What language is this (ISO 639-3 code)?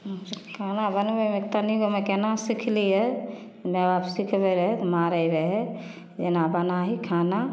mai